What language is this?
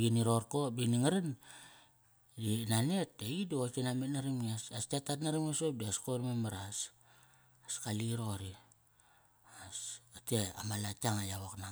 Kairak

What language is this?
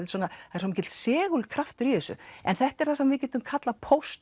Icelandic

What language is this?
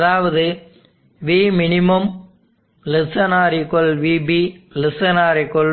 Tamil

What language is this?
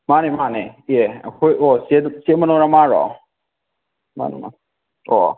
Manipuri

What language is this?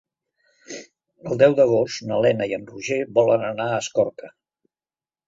Catalan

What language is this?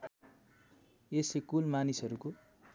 Nepali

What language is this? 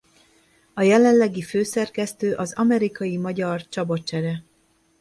Hungarian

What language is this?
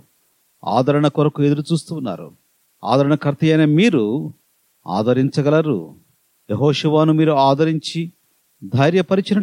Telugu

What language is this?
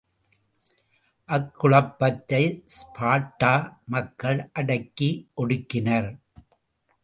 Tamil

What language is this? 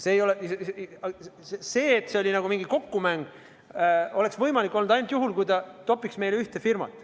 Estonian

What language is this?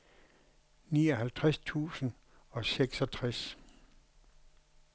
Danish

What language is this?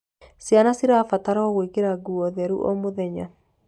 Kikuyu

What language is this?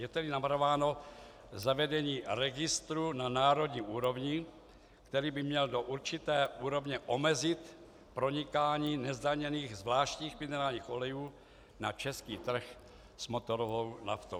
Czech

